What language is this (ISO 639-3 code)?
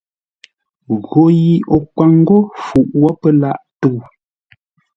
nla